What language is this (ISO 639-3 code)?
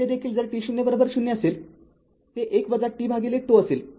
mar